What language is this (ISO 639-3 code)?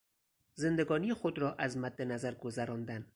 fas